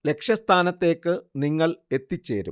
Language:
Malayalam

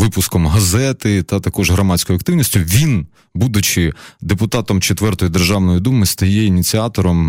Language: Ukrainian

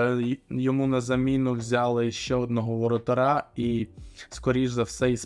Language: Ukrainian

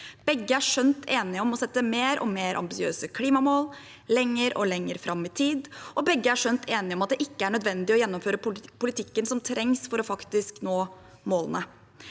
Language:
Norwegian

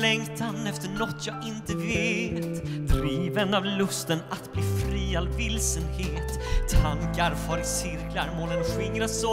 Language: Swedish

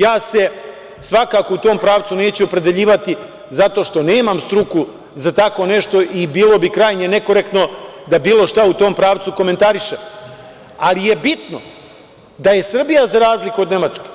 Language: Serbian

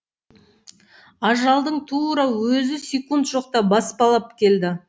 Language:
Kazakh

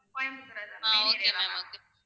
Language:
Tamil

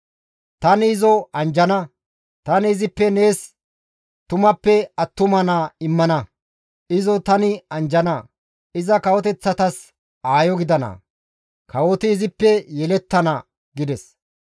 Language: Gamo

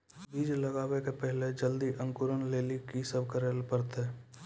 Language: Maithili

